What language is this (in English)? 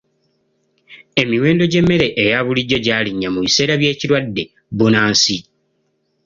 Ganda